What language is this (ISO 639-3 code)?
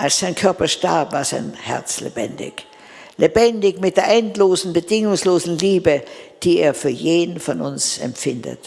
deu